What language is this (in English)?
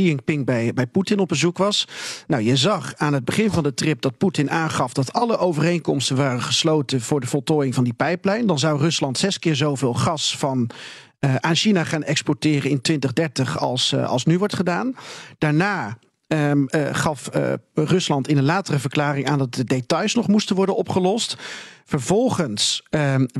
Dutch